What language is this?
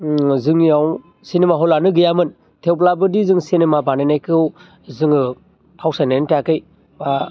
Bodo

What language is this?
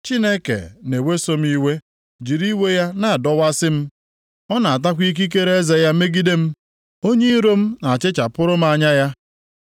Igbo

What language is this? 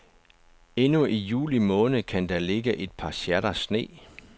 Danish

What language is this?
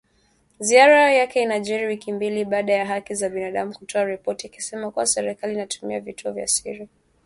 Swahili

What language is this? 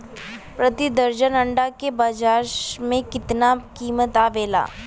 Bhojpuri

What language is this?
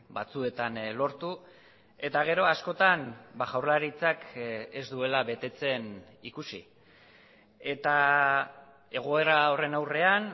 Basque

